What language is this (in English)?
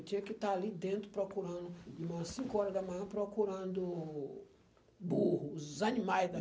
Portuguese